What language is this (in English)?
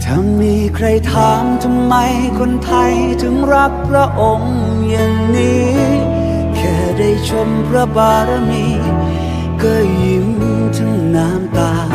Thai